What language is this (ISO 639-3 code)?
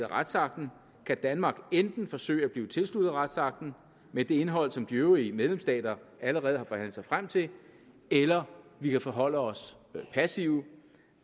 dan